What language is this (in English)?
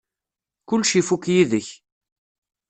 Kabyle